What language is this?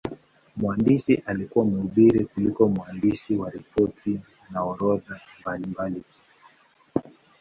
Swahili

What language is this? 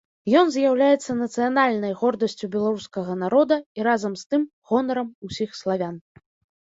Belarusian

